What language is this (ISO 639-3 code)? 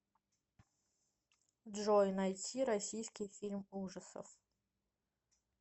rus